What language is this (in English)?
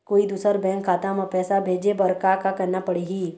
Chhattisgarhi